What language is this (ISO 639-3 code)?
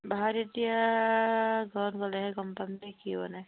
asm